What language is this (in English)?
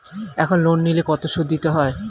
Bangla